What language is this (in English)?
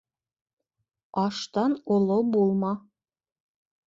Bashkir